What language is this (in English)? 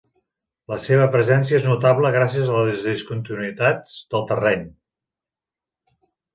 Catalan